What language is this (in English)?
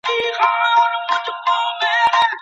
Pashto